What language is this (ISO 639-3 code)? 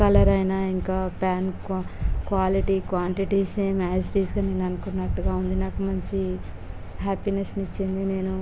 tel